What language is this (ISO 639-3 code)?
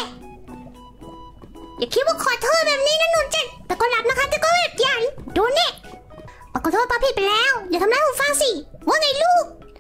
tha